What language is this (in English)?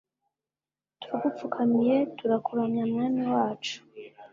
Kinyarwanda